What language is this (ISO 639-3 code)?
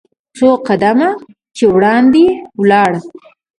pus